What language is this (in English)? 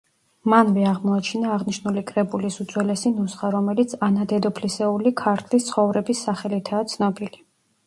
Georgian